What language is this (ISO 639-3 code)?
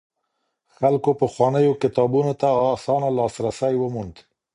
pus